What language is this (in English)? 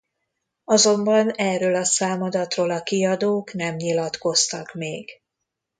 Hungarian